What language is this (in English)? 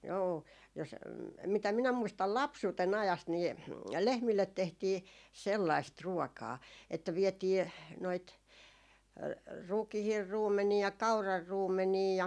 Finnish